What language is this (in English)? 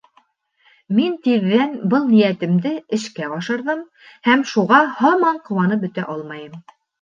Bashkir